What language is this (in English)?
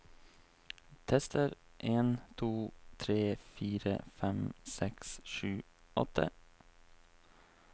Norwegian